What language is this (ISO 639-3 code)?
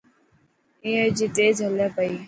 mki